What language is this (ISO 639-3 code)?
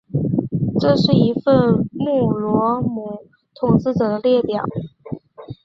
zho